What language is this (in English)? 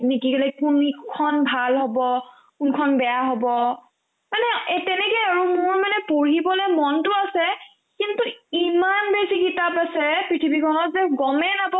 Assamese